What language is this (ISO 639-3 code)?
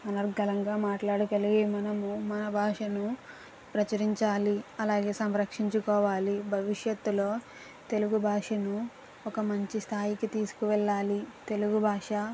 tel